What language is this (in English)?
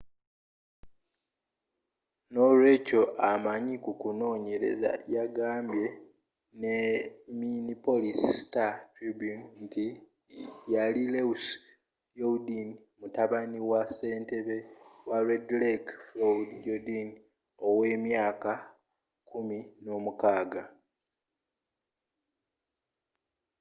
Ganda